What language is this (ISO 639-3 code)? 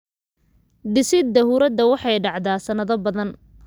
som